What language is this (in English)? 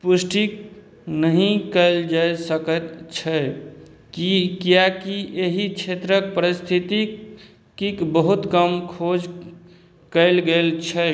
Maithili